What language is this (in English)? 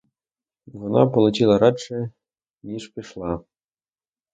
Ukrainian